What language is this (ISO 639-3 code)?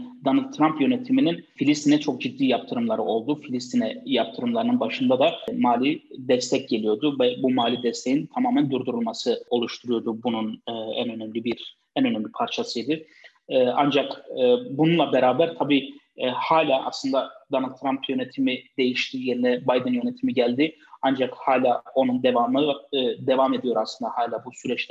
tur